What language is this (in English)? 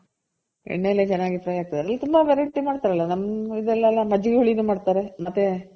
Kannada